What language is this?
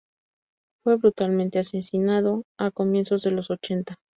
Spanish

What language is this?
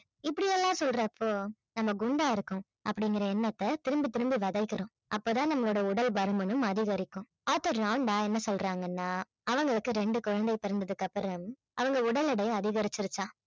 Tamil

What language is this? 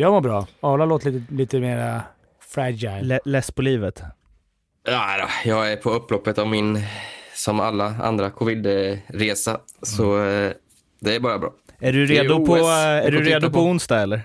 Swedish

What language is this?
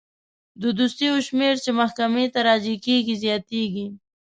Pashto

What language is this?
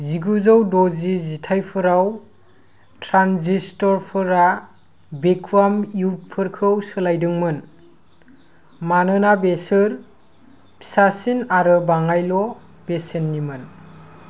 Bodo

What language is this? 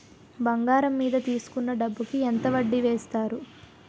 Telugu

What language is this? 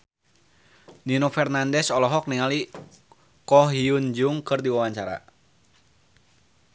Sundanese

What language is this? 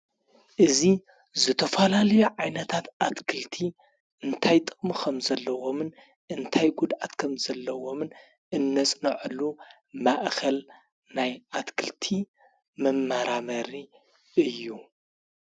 Tigrinya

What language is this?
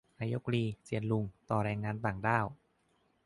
Thai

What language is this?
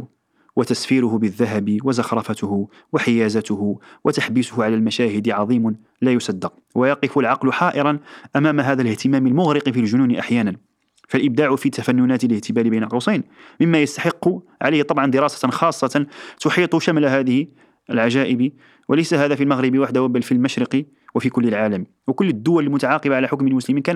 Arabic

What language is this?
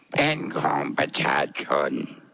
Thai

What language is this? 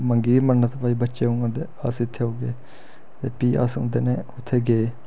Dogri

